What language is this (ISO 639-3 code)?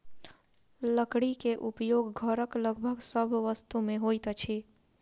mai